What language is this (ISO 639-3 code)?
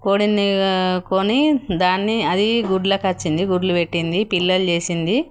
tel